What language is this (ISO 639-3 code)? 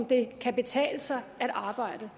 dan